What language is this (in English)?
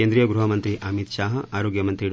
Marathi